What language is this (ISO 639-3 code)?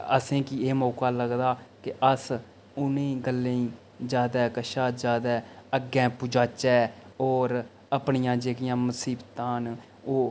doi